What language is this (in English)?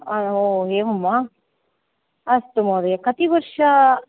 Sanskrit